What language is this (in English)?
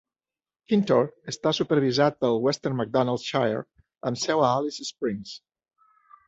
Catalan